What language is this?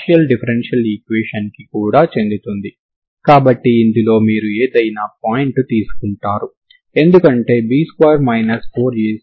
Telugu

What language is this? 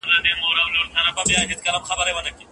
Pashto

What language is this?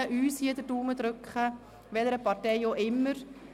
Swiss German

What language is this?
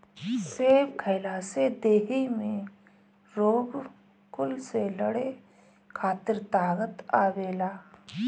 Bhojpuri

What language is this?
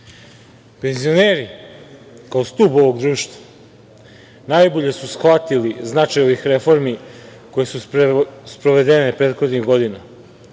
Serbian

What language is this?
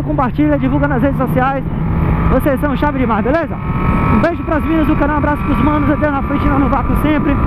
Portuguese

